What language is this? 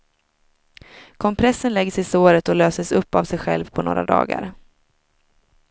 Swedish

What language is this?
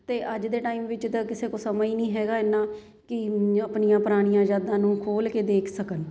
Punjabi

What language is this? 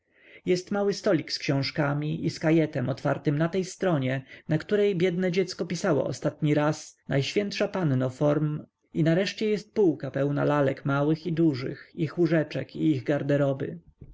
Polish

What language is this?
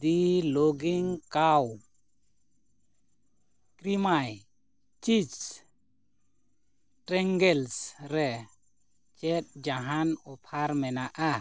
Santali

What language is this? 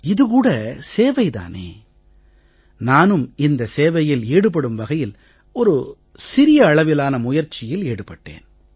Tamil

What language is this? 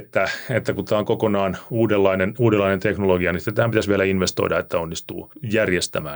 Finnish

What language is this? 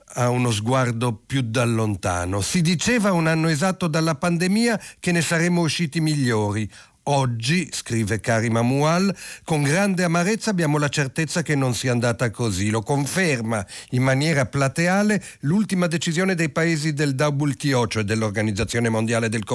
Italian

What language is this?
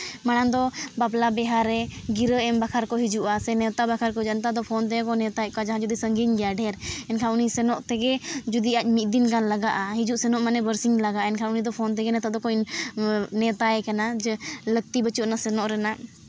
Santali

